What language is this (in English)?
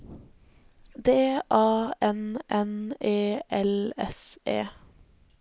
Norwegian